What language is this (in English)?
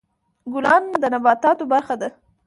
Pashto